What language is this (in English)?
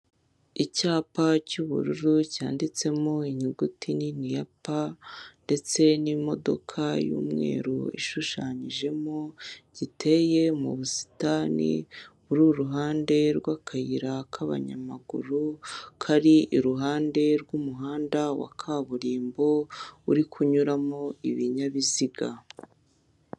Kinyarwanda